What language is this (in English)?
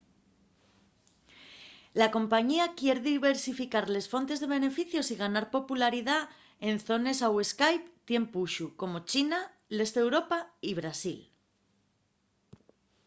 Asturian